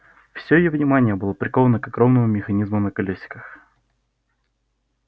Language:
Russian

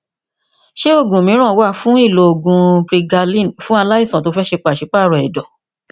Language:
Yoruba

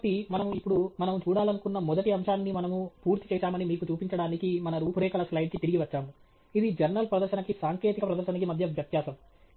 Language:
Telugu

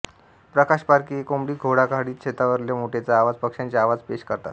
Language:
Marathi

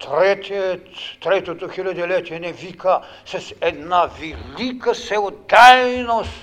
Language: Bulgarian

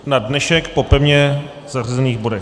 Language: Czech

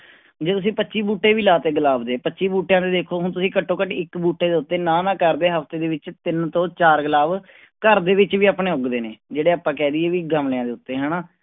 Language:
Punjabi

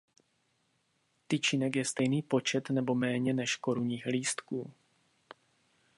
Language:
Czech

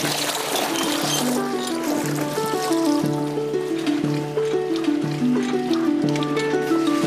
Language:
Filipino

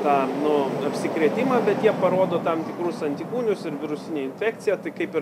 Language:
Lithuanian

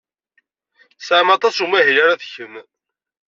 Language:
Kabyle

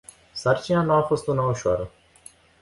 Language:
Romanian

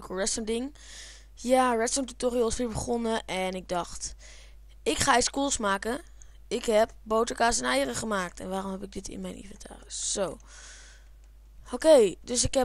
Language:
Dutch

